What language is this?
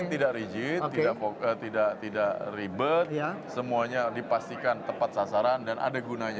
Indonesian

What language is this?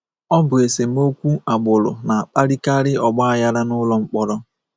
Igbo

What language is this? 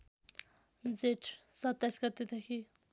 Nepali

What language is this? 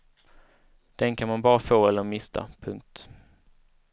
Swedish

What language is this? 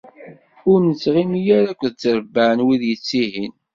Kabyle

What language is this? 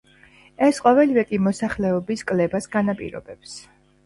Georgian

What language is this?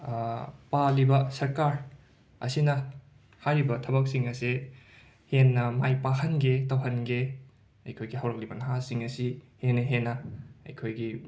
Manipuri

